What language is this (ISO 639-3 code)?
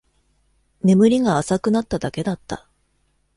jpn